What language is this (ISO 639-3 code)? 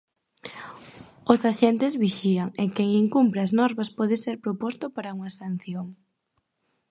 glg